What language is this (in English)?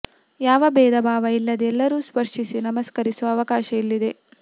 Kannada